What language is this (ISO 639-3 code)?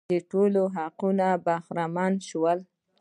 pus